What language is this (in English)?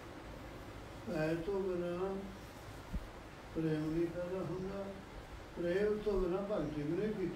Arabic